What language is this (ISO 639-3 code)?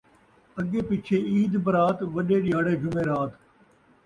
skr